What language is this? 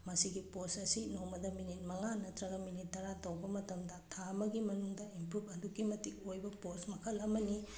Manipuri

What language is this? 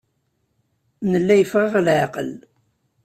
Kabyle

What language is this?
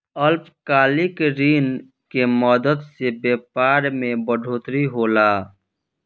Bhojpuri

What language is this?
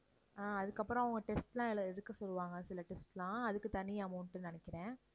Tamil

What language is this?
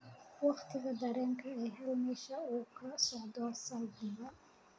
Somali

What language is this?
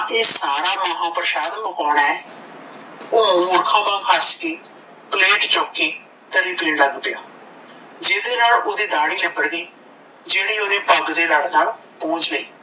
Punjabi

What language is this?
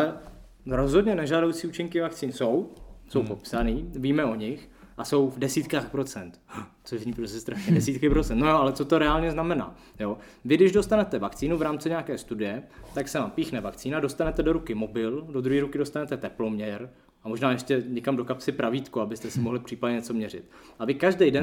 Czech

